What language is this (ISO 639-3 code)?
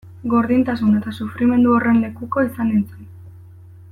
eus